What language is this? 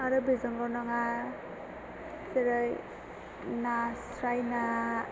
Bodo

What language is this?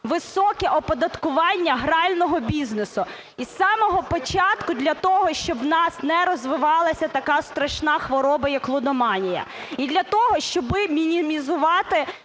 Ukrainian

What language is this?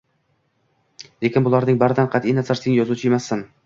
Uzbek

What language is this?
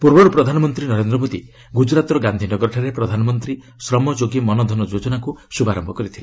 Odia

